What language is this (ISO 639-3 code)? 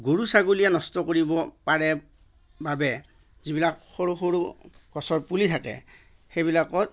asm